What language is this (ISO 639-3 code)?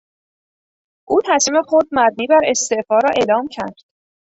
fas